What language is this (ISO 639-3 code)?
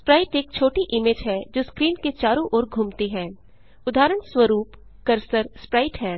hin